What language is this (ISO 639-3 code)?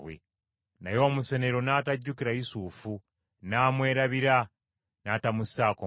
lug